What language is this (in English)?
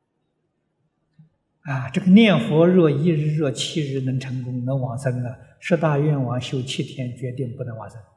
Chinese